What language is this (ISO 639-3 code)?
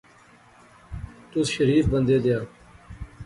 phr